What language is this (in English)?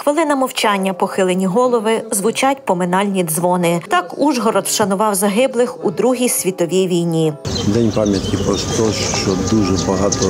Ukrainian